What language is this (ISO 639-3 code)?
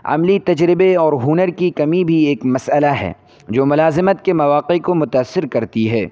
urd